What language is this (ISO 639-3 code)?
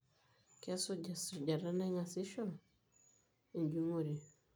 mas